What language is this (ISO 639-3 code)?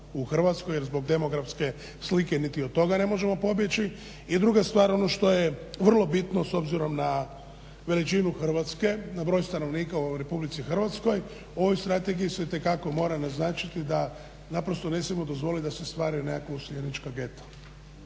hrv